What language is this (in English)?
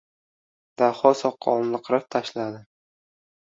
Uzbek